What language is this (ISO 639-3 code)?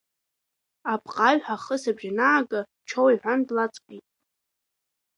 abk